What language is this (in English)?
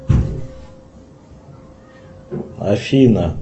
Russian